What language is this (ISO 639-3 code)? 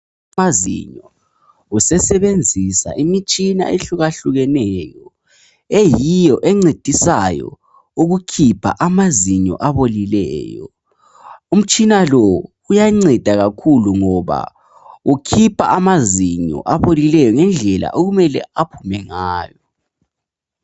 nde